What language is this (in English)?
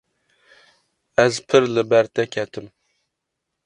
Kurdish